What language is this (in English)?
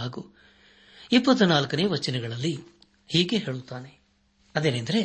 Kannada